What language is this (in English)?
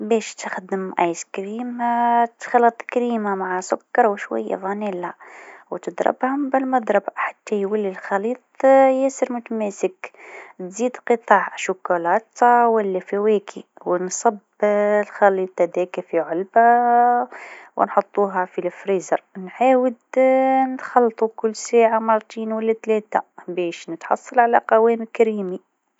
Tunisian Arabic